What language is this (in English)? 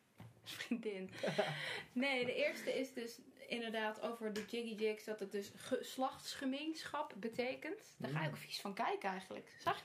Dutch